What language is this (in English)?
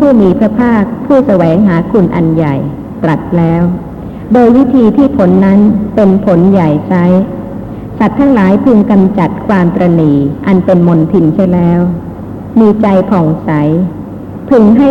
Thai